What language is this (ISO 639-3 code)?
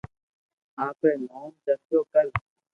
lrk